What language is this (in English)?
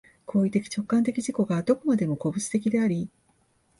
Japanese